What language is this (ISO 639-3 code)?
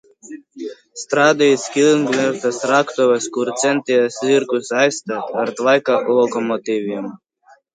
lav